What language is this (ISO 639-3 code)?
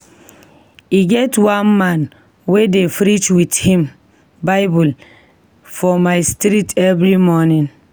pcm